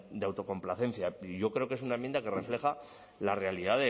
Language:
Spanish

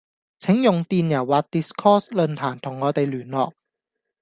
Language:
Cantonese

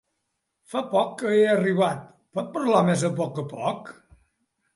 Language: Catalan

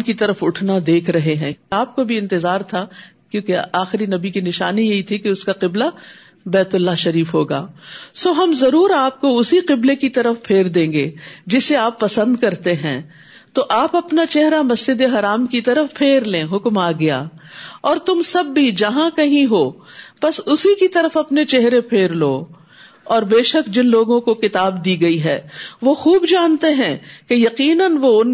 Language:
Urdu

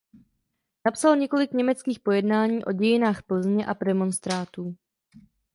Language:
Czech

